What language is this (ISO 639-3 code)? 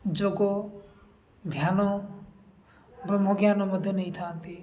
ori